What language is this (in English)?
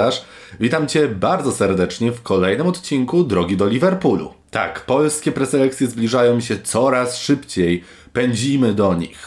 Polish